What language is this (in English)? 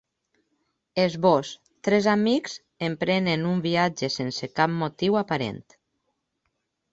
Catalan